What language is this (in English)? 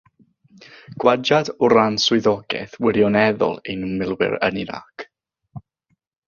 Welsh